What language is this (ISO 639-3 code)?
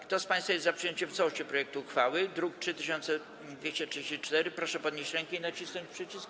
pol